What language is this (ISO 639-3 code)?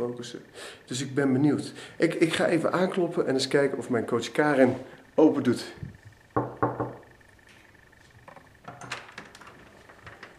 nld